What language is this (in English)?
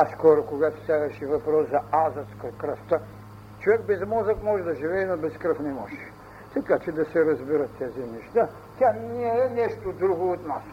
Bulgarian